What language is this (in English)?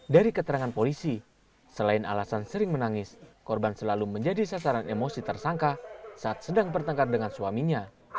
Indonesian